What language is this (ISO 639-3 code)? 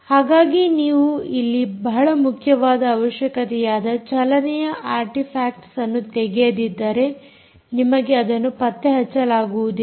kan